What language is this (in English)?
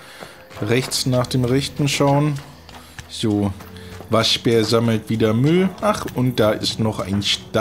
German